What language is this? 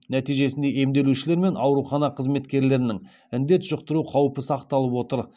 Kazakh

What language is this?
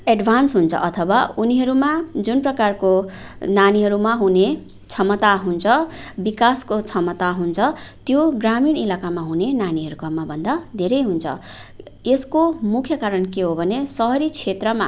Nepali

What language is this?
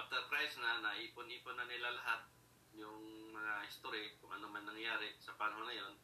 Filipino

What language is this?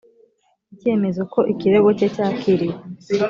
Kinyarwanda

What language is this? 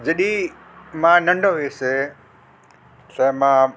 Sindhi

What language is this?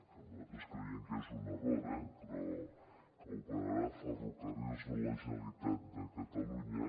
Catalan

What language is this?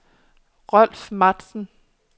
Danish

